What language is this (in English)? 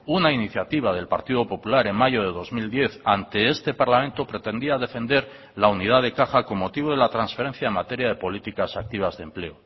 Spanish